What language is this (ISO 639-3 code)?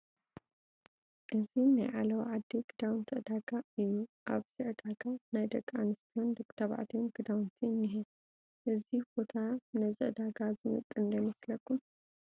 tir